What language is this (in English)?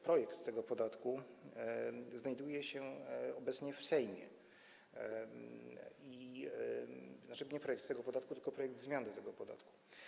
Polish